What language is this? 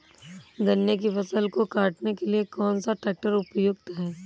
Hindi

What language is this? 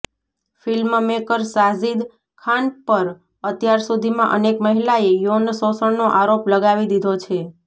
Gujarati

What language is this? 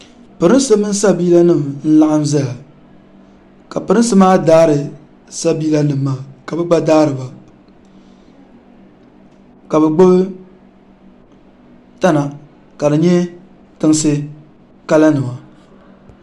Dagbani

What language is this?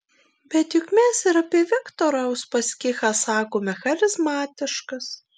Lithuanian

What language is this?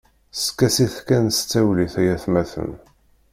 Kabyle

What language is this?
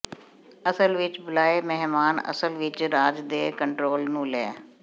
Punjabi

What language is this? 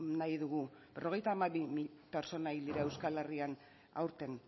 Basque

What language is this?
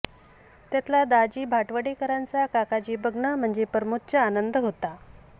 Marathi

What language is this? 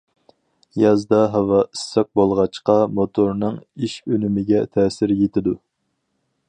Uyghur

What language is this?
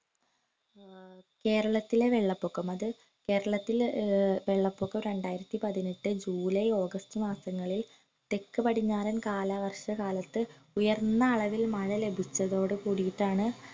Malayalam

